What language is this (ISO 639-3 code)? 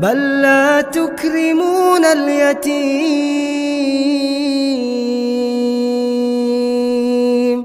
ara